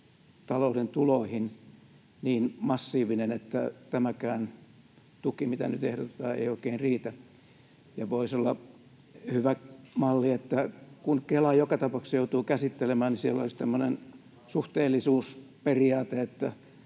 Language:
Finnish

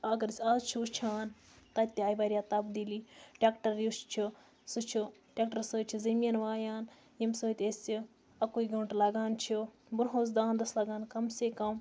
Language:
Kashmiri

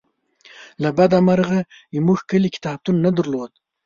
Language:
Pashto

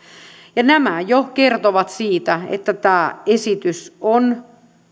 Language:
Finnish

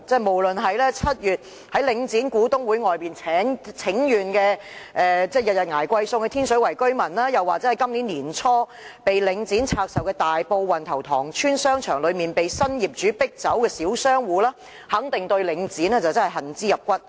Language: Cantonese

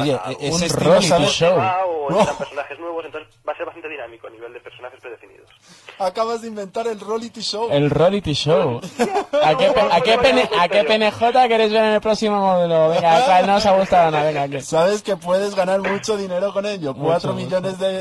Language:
Spanish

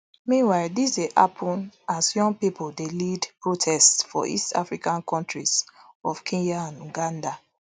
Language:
Nigerian Pidgin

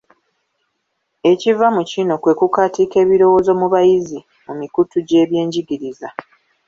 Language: Ganda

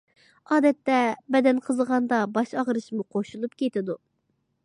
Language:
Uyghur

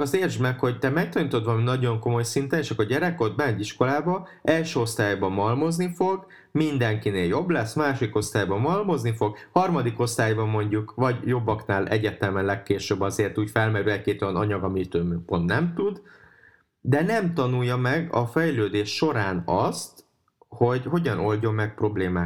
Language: Hungarian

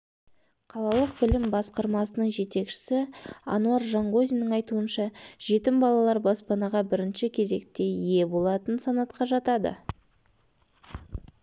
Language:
Kazakh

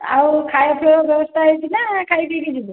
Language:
Odia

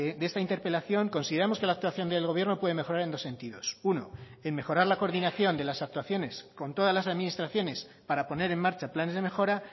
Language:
Spanish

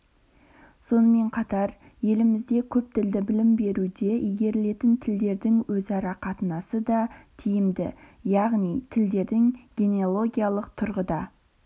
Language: Kazakh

